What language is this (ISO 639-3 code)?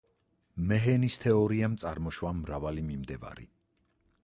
kat